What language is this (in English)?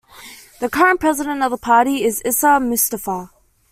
English